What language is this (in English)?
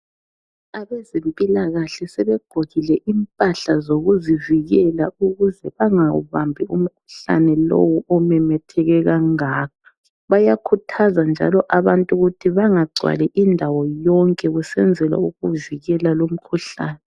North Ndebele